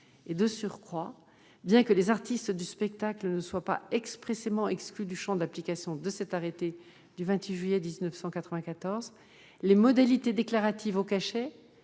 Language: French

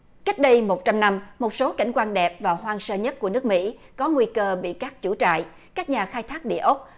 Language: Vietnamese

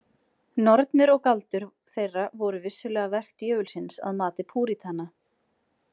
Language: Icelandic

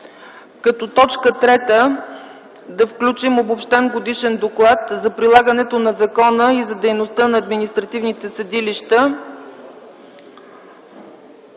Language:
Bulgarian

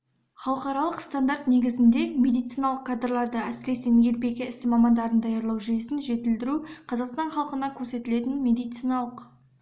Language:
Kazakh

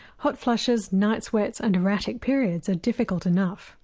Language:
English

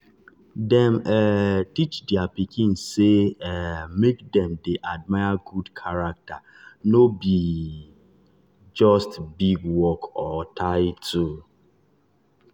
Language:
Nigerian Pidgin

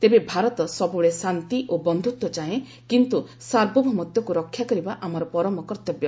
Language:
Odia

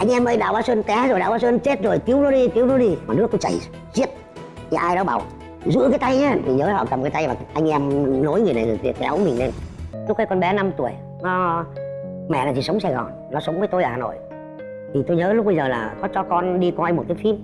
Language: Vietnamese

